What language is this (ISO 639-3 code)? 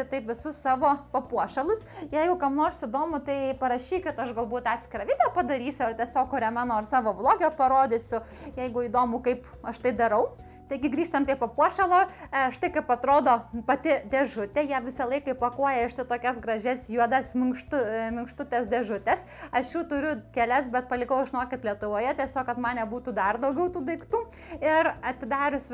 lit